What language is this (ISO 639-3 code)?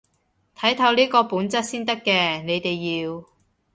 yue